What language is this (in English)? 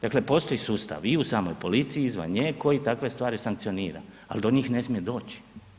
Croatian